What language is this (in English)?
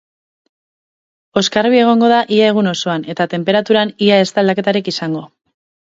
Basque